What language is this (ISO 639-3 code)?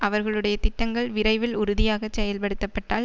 tam